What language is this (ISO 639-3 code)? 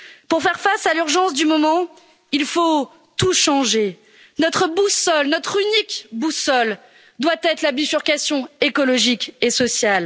fra